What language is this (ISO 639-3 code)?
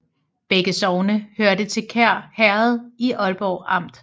dan